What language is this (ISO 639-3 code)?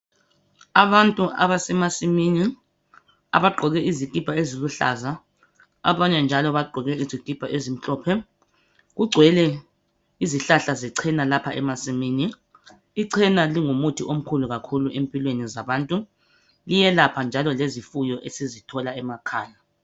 nde